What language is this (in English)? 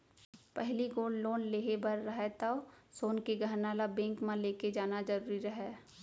Chhattisgarhi